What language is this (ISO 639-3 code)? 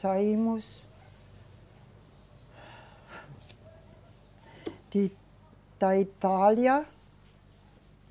por